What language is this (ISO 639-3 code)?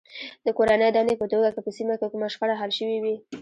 pus